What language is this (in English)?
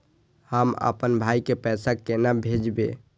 Maithili